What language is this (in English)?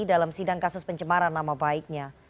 Indonesian